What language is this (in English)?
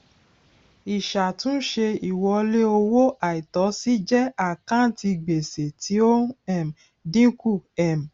Yoruba